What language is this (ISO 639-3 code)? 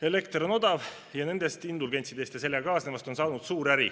est